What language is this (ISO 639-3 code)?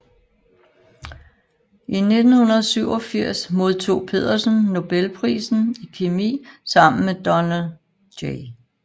dan